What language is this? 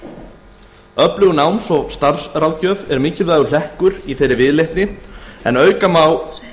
Icelandic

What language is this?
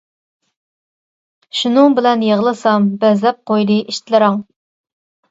Uyghur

